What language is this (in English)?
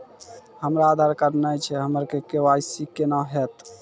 Maithili